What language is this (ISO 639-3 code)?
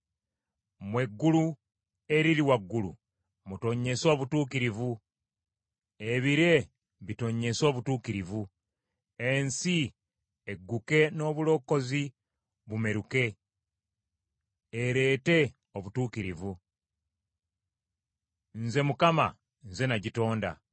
lug